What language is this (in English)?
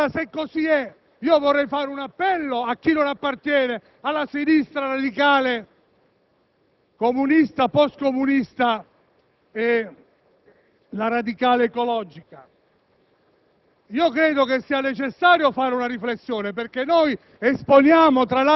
Italian